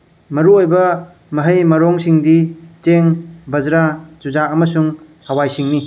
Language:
Manipuri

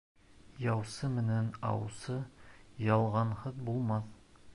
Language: Bashkir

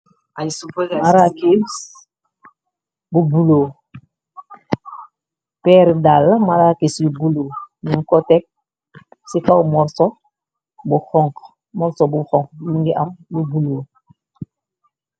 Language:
Wolof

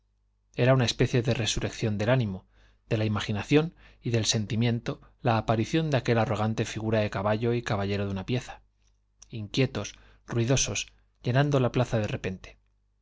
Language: Spanish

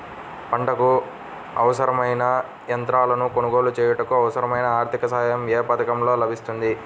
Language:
Telugu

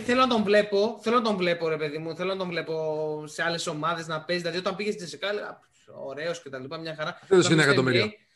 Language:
Greek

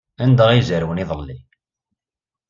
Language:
Kabyle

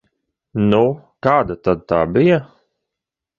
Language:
Latvian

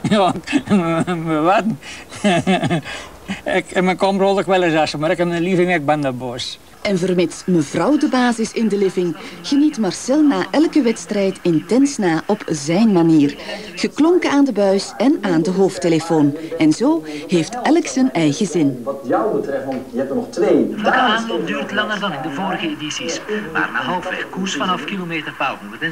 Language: Dutch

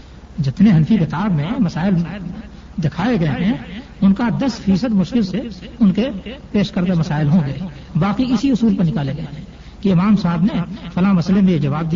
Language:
Urdu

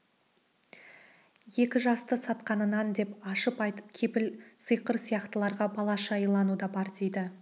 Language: Kazakh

